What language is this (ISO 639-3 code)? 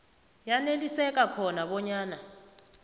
nbl